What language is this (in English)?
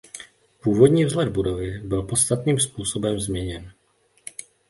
Czech